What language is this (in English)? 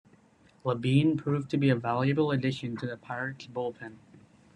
English